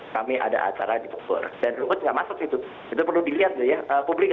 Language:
Indonesian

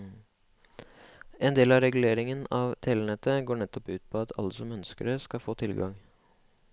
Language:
Norwegian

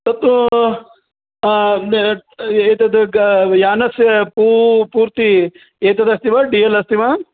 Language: Sanskrit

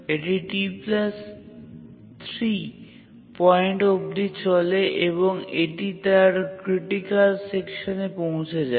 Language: Bangla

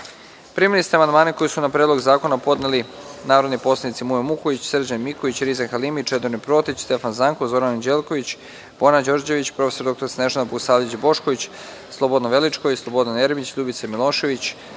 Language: Serbian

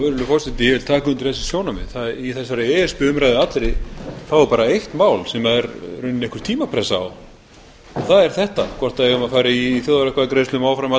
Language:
Icelandic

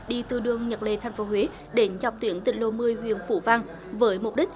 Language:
Vietnamese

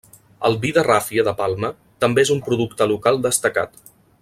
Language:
Catalan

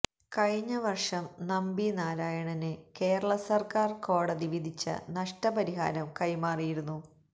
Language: Malayalam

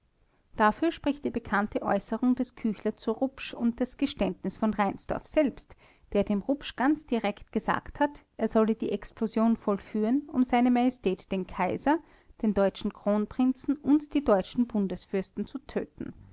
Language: German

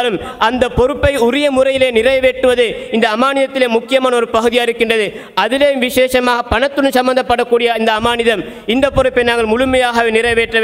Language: Arabic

